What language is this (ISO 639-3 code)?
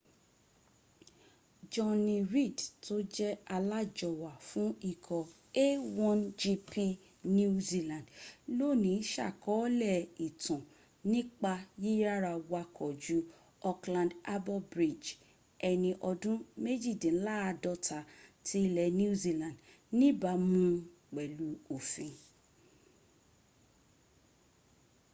yor